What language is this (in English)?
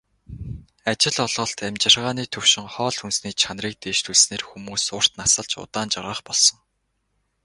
Mongolian